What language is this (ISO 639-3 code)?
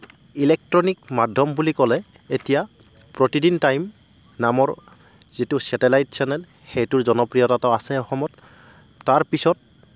asm